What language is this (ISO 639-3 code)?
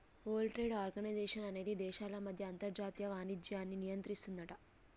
tel